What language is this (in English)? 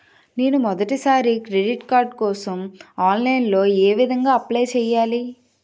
Telugu